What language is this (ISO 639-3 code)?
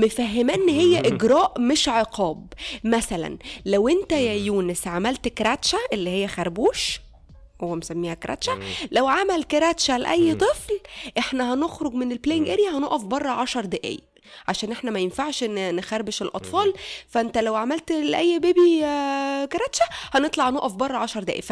ara